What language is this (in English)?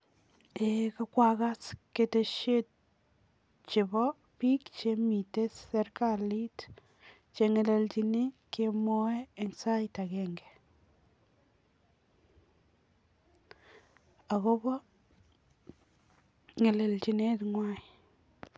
Kalenjin